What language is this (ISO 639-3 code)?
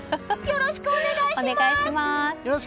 jpn